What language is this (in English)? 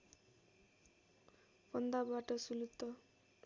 Nepali